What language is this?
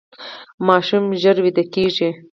Pashto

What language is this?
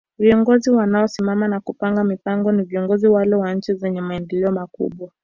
Swahili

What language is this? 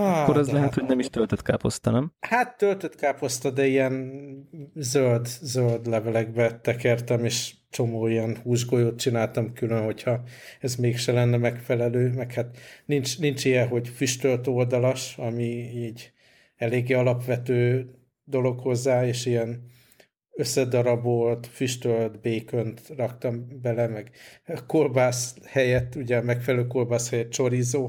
Hungarian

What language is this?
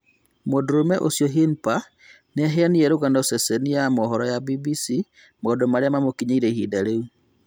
Kikuyu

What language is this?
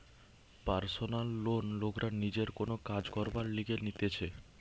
Bangla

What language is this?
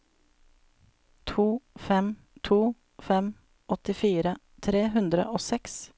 Norwegian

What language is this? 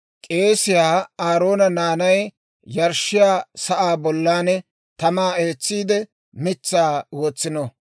Dawro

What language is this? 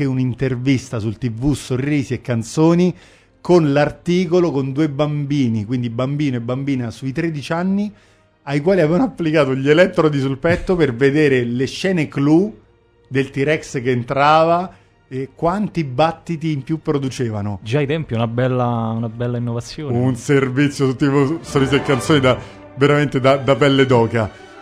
Italian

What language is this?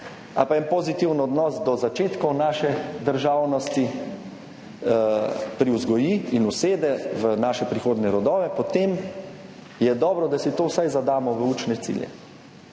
Slovenian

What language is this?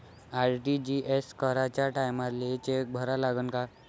Marathi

